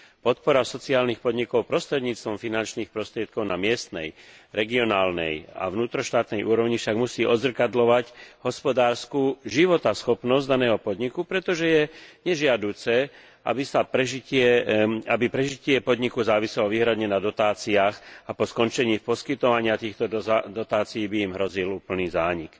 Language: Slovak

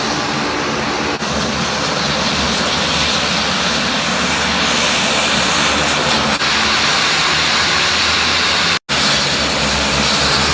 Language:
Thai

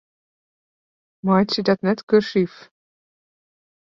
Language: Western Frisian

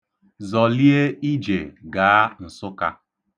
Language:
Igbo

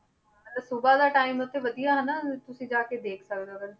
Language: Punjabi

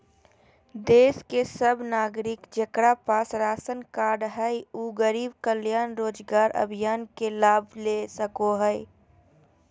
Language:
Magahi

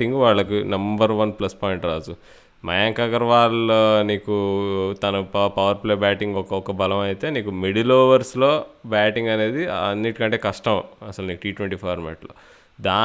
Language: Telugu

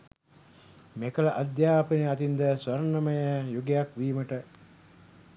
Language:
Sinhala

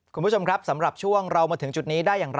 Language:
Thai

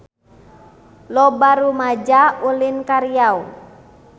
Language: Sundanese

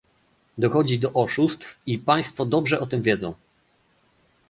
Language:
Polish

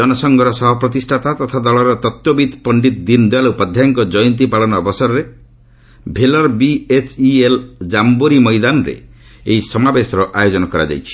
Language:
Odia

